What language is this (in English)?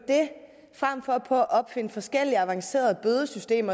Danish